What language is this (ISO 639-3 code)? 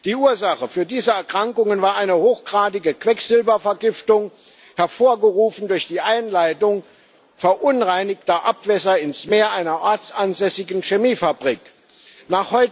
deu